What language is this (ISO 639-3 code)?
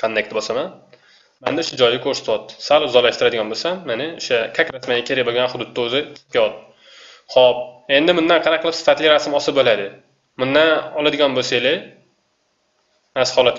tur